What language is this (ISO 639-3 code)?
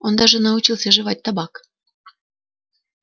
rus